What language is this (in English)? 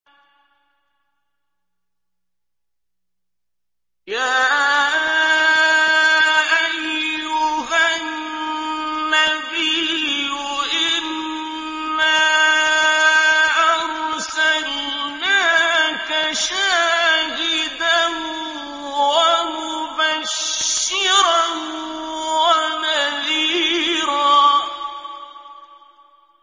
Arabic